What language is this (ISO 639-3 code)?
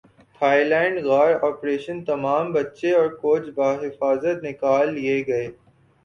urd